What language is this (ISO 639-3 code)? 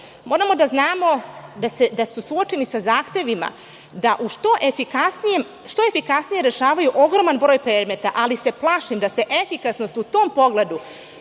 srp